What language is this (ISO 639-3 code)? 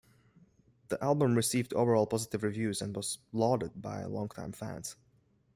eng